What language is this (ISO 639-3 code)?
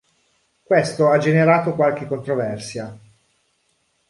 ita